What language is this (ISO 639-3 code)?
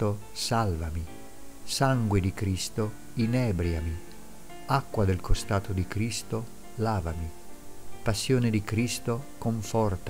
ita